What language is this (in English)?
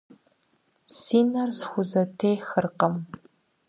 Kabardian